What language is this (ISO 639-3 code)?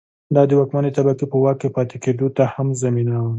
pus